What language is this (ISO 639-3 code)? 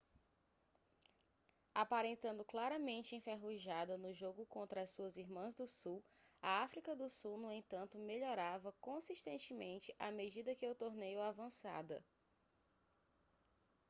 por